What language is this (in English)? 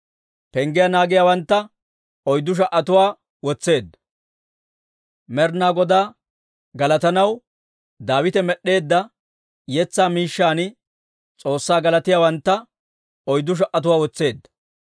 Dawro